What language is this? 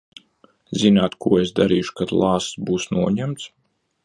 Latvian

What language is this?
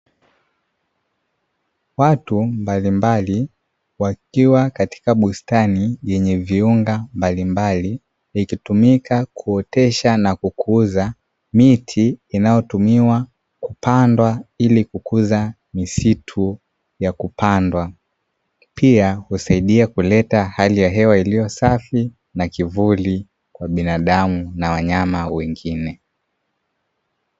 Swahili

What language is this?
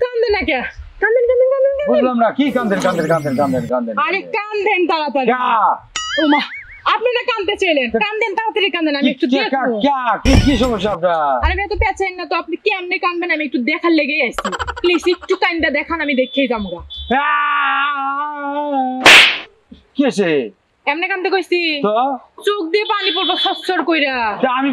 Romanian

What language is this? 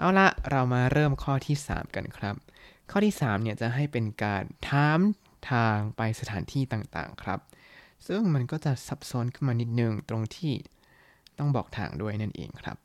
Thai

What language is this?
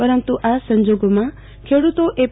Gujarati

